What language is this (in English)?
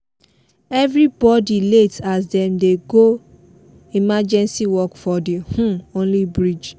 Nigerian Pidgin